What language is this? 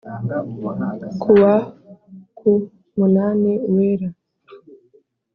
Kinyarwanda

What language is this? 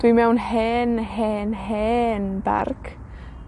Welsh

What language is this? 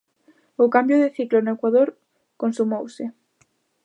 Galician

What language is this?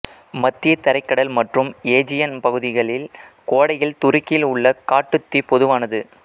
Tamil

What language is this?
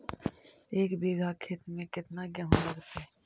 Magahi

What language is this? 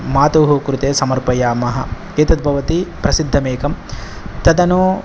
Sanskrit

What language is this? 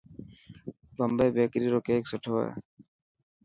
Dhatki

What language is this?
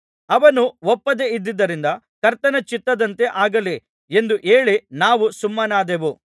Kannada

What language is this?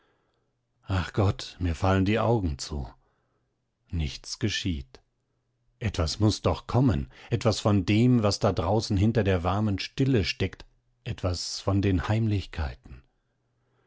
German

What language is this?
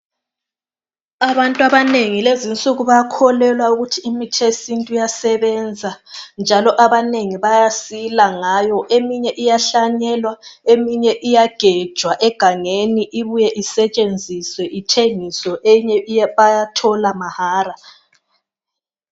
North Ndebele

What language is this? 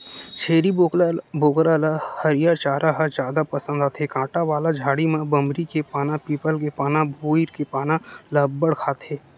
Chhattisgarhi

